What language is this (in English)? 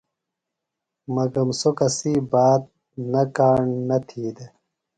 Phalura